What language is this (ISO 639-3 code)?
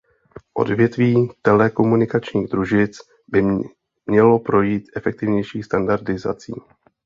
ces